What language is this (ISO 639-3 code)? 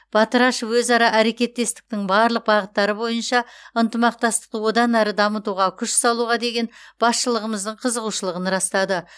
kaz